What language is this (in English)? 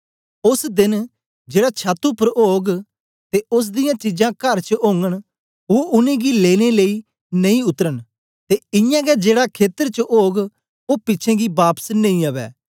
Dogri